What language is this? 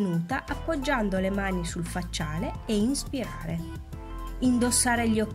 Italian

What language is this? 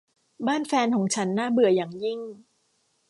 Thai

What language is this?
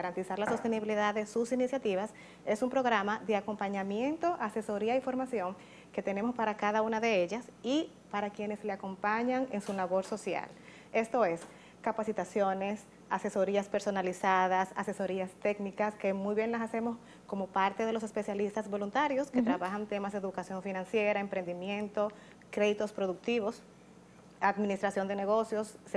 Spanish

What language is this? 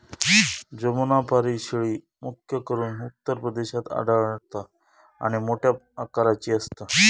Marathi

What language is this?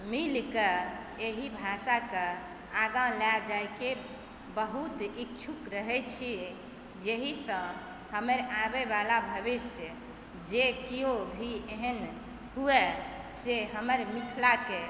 Maithili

